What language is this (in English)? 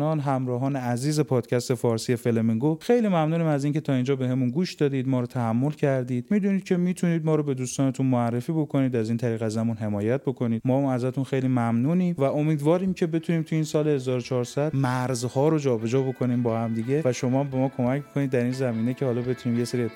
Persian